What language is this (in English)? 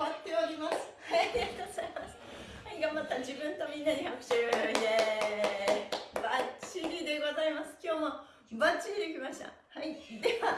Japanese